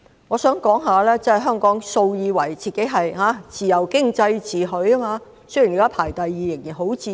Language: Cantonese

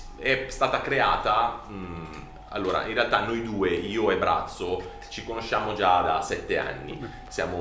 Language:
Italian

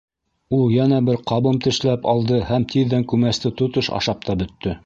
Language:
Bashkir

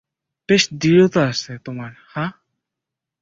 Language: Bangla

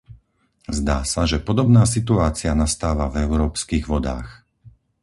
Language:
Slovak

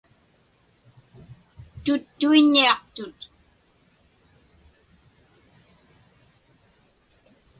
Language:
Inupiaq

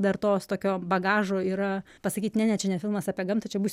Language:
Lithuanian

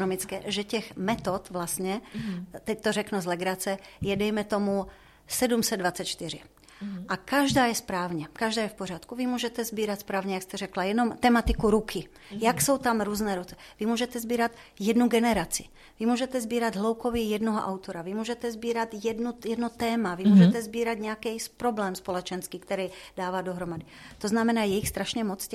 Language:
Czech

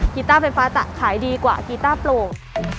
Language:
Thai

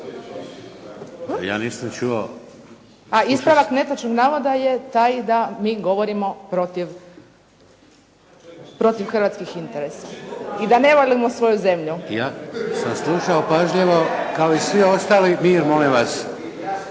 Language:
Croatian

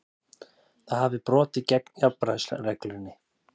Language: Icelandic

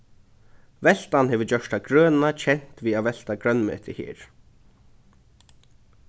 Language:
Faroese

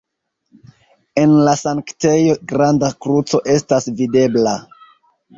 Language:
Esperanto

